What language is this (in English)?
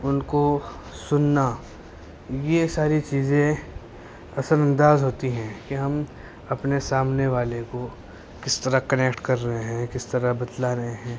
Urdu